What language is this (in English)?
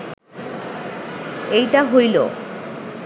Bangla